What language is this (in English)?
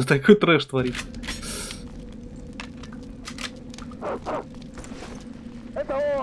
Russian